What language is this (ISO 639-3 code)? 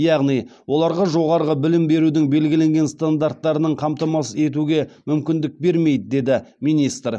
kaz